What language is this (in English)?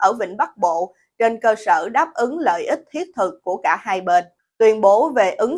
Vietnamese